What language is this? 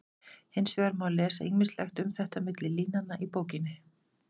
Icelandic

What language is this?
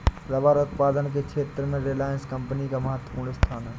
Hindi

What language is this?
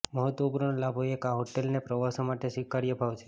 Gujarati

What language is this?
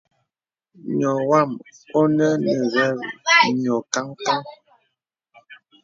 Bebele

